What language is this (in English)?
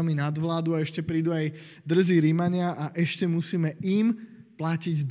Slovak